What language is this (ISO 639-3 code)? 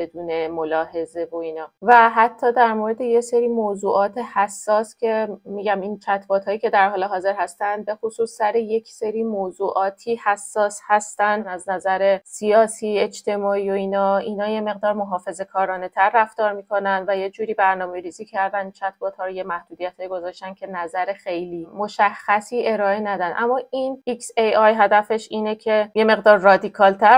fas